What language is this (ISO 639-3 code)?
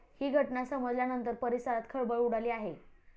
mar